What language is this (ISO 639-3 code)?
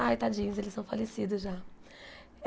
por